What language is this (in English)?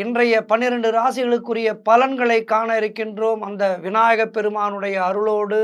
Tamil